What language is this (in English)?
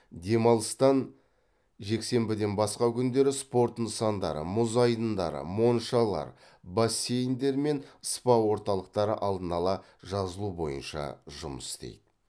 Kazakh